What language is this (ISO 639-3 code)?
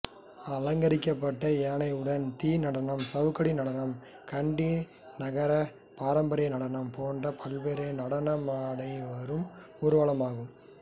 tam